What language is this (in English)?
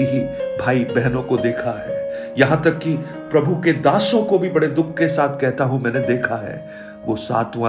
Hindi